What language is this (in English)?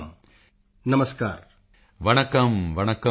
Punjabi